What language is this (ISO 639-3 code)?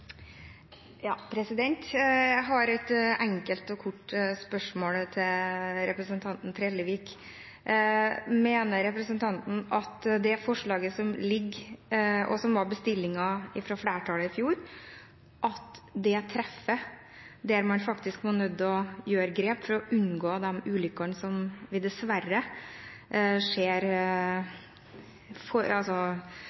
nor